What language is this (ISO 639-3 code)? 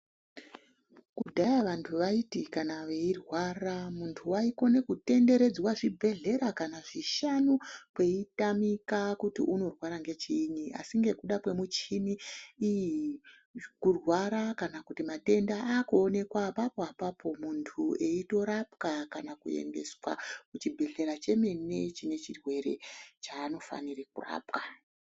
ndc